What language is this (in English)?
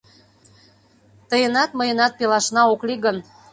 Mari